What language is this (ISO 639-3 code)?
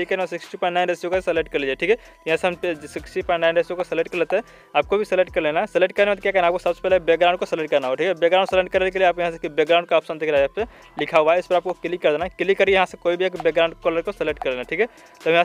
hin